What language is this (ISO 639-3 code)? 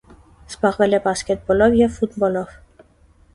hye